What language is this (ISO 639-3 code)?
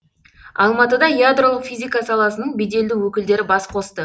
kaz